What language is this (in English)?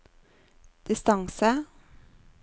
Norwegian